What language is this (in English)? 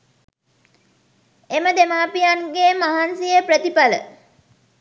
Sinhala